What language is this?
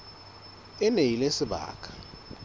Southern Sotho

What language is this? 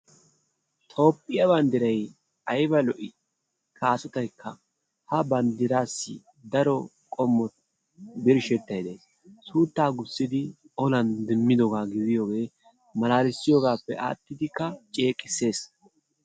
Wolaytta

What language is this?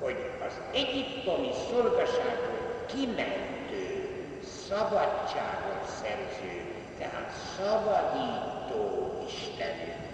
Hungarian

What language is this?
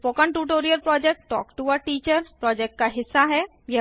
Hindi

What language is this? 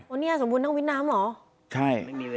Thai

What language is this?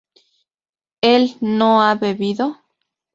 Spanish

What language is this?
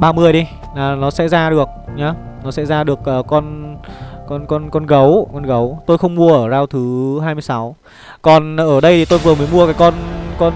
Vietnamese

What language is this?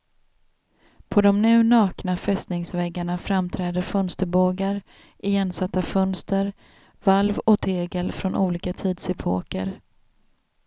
Swedish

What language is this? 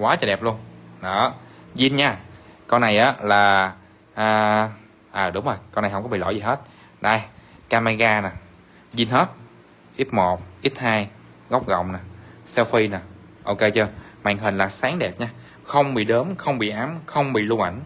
Vietnamese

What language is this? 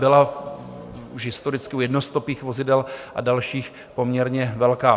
Czech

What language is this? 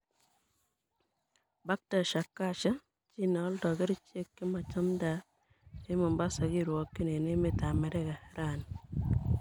Kalenjin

